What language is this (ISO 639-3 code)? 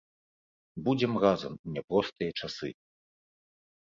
bel